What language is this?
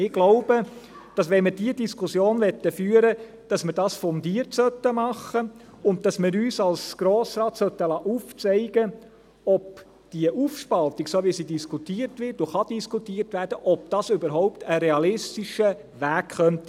Swiss German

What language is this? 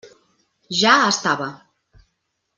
Catalan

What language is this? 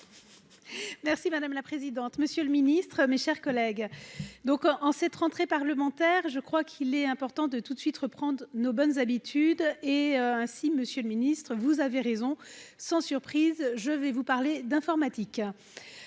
French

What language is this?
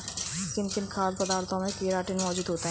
Hindi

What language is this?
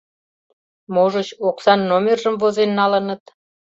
Mari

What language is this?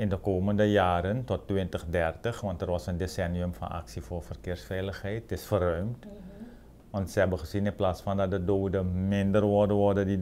Dutch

